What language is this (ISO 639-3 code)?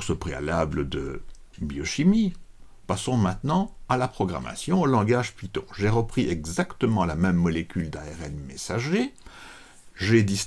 fra